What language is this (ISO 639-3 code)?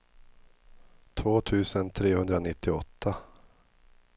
swe